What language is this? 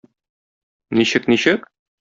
Tatar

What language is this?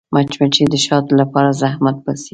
Pashto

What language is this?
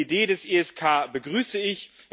German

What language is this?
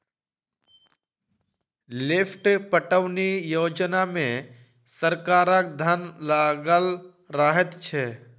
Maithili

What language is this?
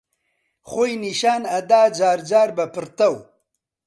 Central Kurdish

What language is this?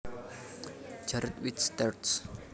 Javanese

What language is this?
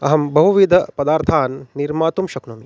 Sanskrit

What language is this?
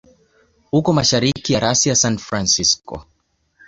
Swahili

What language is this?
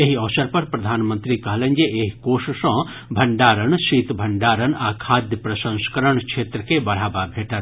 Maithili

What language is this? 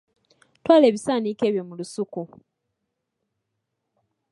Ganda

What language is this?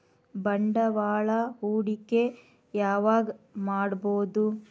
Kannada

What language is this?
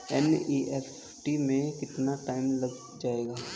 Hindi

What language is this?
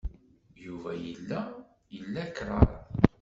Kabyle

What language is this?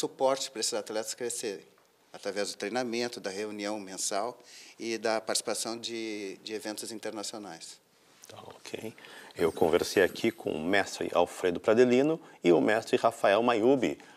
Portuguese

